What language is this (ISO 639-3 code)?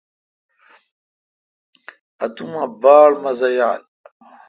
xka